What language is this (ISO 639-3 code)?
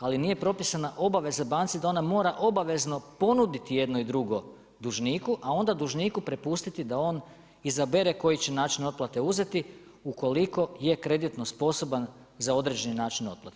hrv